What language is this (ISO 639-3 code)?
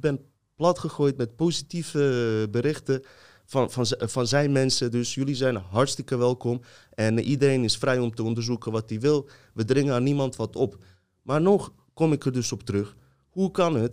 nld